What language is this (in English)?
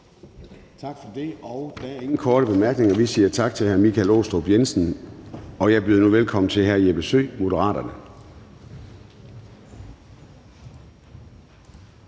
Danish